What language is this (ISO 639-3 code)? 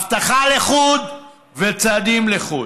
heb